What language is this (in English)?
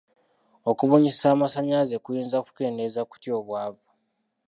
Ganda